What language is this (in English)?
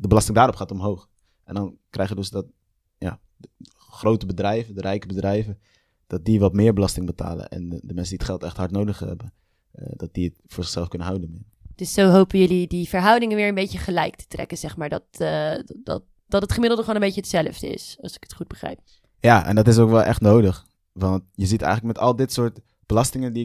Dutch